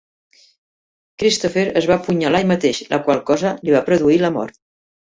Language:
Catalan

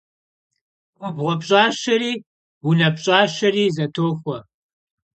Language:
Kabardian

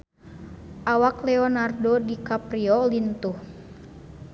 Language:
Sundanese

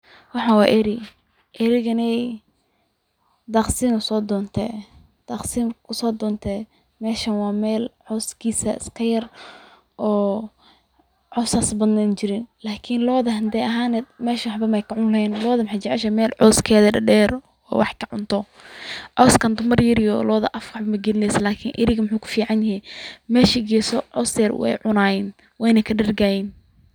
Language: Somali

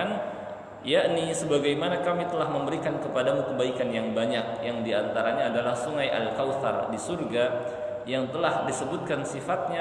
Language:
Indonesian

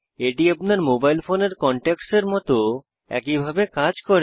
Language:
Bangla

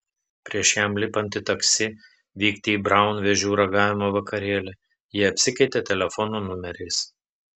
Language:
Lithuanian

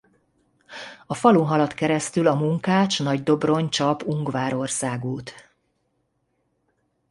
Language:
Hungarian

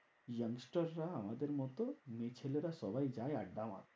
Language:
Bangla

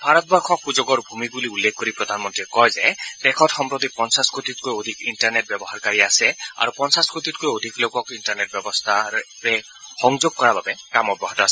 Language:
Assamese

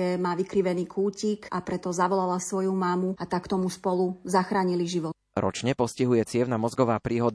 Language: Slovak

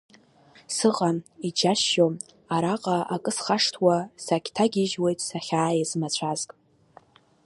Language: Abkhazian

